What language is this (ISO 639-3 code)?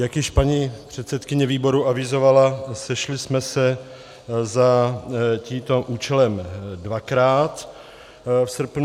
ces